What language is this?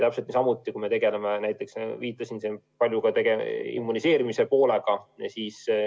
Estonian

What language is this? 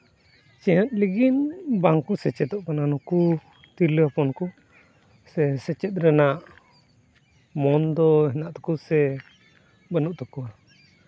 Santali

